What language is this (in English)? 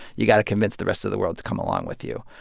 English